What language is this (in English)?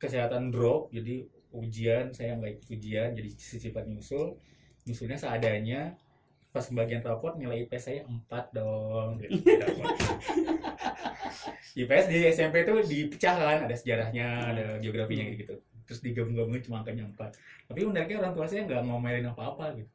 Indonesian